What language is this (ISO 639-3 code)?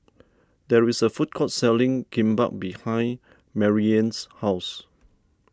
eng